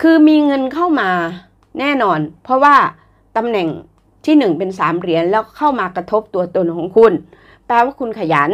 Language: Thai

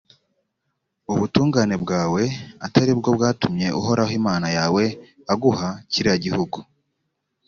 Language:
Kinyarwanda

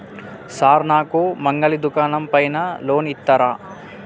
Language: Telugu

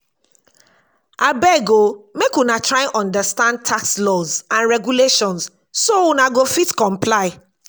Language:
Nigerian Pidgin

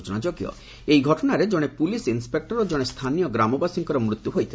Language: Odia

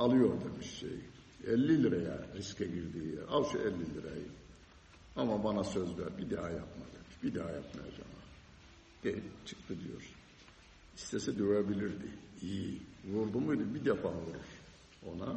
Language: Turkish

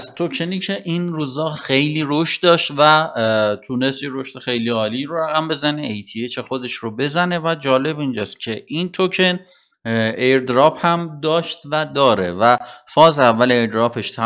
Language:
Persian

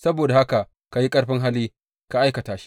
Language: Hausa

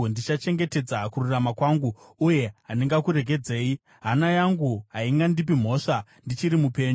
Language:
Shona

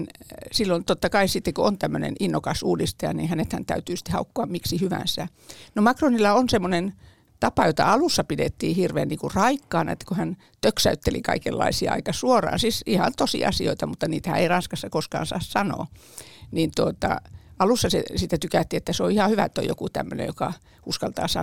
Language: Finnish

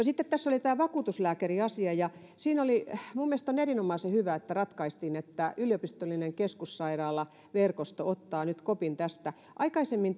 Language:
Finnish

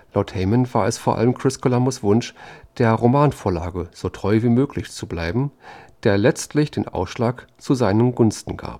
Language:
German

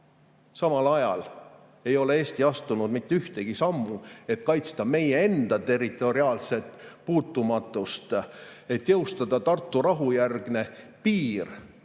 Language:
Estonian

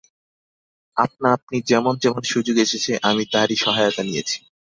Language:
Bangla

